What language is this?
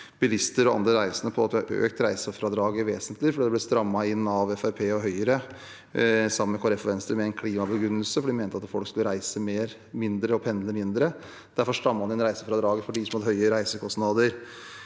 Norwegian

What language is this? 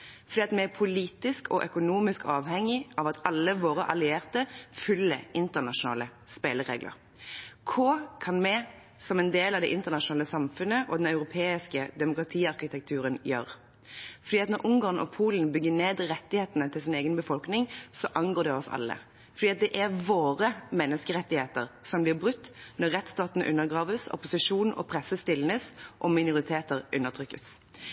Norwegian Bokmål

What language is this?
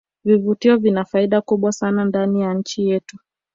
Swahili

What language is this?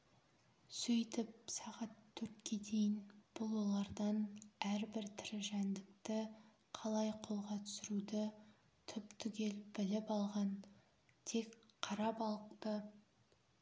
Kazakh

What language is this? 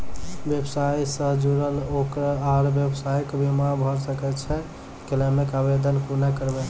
Maithili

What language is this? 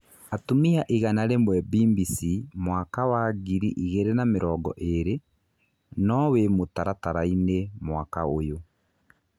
Kikuyu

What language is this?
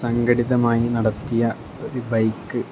Malayalam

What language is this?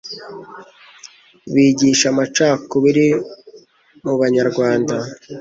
Kinyarwanda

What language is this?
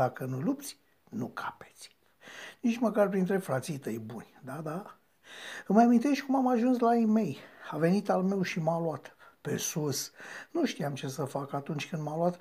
Romanian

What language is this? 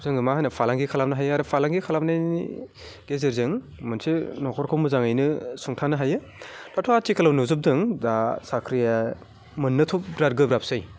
Bodo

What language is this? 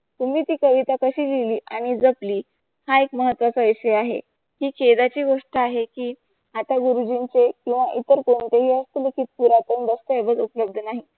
Marathi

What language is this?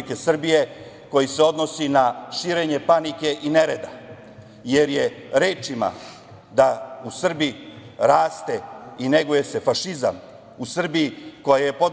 Serbian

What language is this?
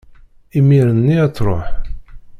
Kabyle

